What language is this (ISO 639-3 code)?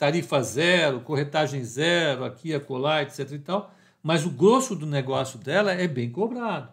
por